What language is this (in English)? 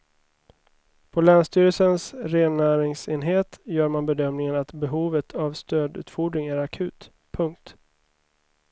Swedish